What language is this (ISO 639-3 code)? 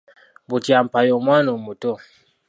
lug